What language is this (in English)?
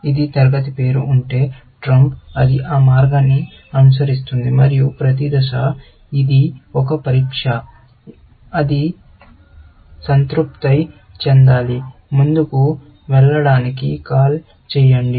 Telugu